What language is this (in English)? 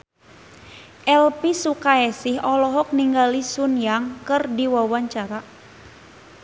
Sundanese